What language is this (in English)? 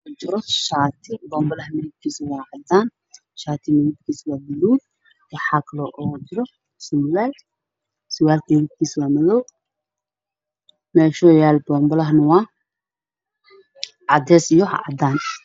Somali